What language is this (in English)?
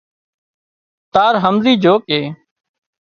Wadiyara Koli